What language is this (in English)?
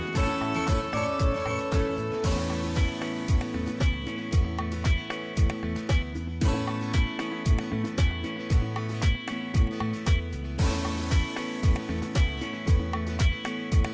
Thai